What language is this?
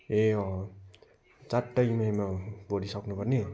Nepali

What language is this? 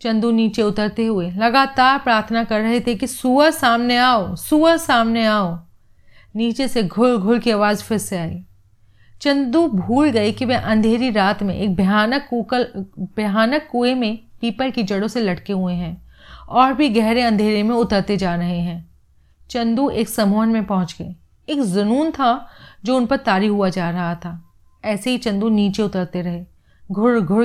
Hindi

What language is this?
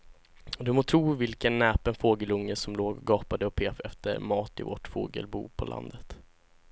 Swedish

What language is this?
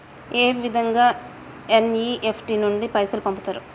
Telugu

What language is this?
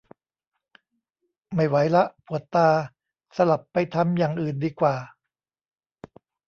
Thai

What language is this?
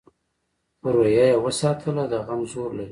Pashto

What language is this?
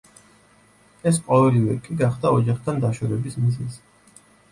Georgian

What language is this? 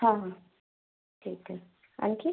Marathi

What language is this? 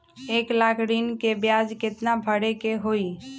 Magahi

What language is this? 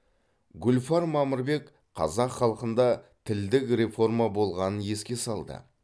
Kazakh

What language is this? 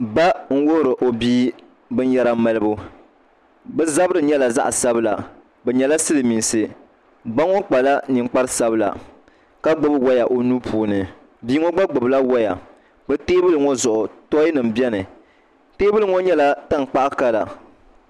Dagbani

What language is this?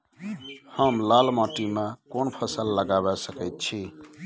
Maithili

